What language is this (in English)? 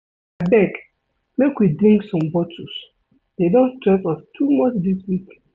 Nigerian Pidgin